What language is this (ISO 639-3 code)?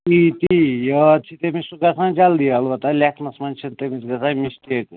kas